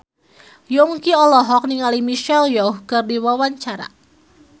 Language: Sundanese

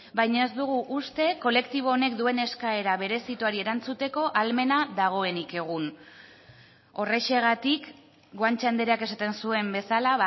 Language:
Basque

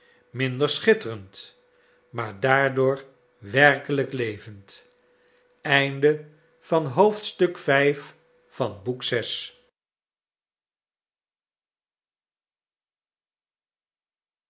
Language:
Dutch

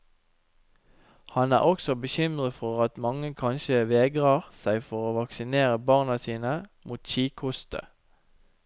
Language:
Norwegian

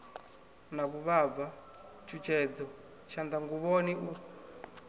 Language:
Venda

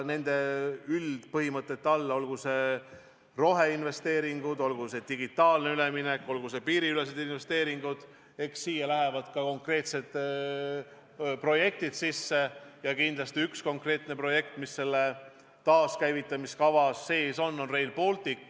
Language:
Estonian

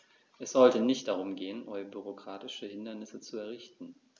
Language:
German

